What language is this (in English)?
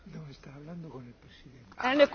Hungarian